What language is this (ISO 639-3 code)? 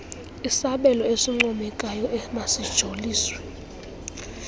xho